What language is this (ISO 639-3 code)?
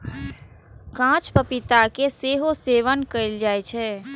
mai